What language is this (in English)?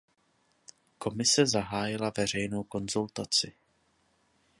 Czech